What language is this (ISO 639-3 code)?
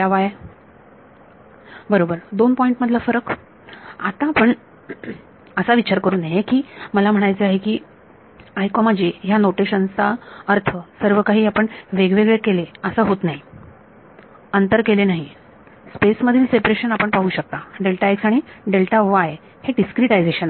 mar